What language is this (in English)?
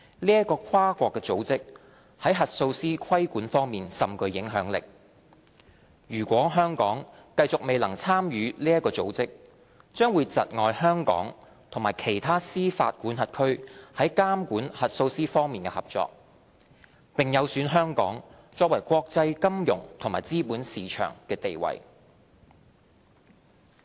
Cantonese